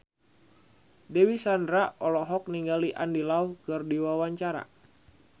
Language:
Sundanese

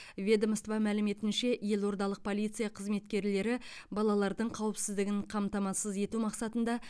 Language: Kazakh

